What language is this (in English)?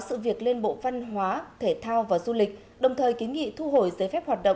Vietnamese